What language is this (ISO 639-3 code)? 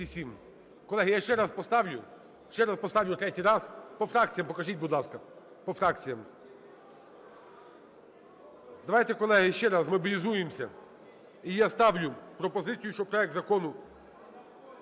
ukr